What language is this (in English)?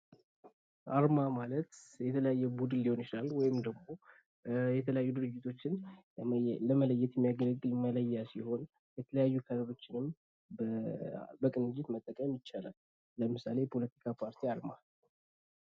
Amharic